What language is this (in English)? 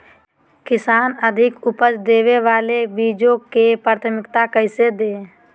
Magahi